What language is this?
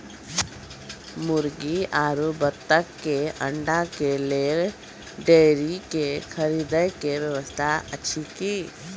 Maithili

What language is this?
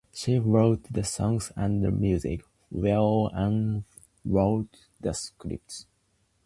English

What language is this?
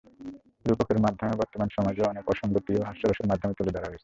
Bangla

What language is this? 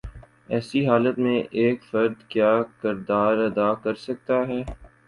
Urdu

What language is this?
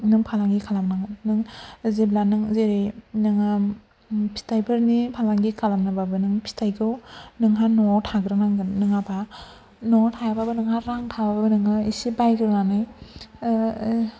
Bodo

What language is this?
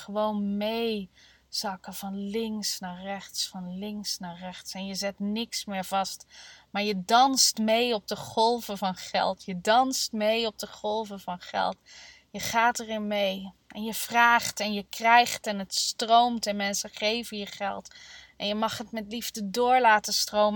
Dutch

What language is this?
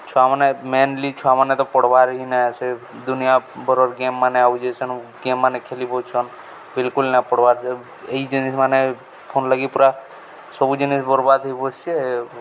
Odia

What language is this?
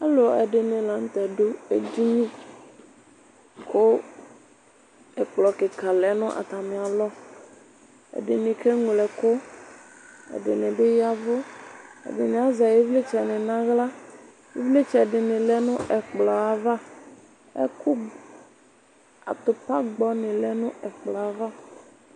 Ikposo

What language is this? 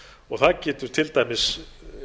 Icelandic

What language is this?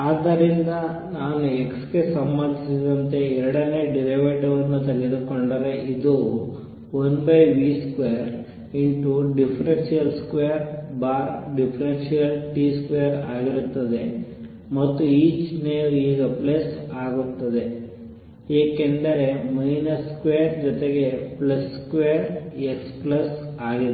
Kannada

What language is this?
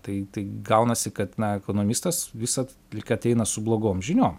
Lithuanian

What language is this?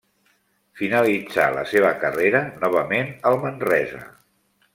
Catalan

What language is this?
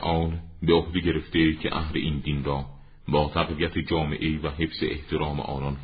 Persian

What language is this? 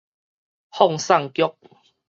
Min Nan Chinese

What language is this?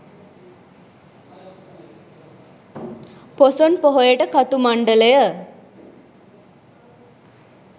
Sinhala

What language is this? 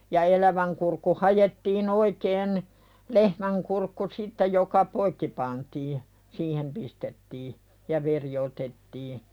Finnish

